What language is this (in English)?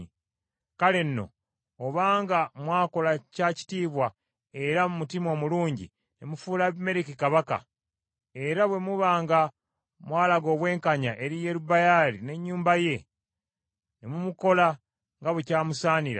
Ganda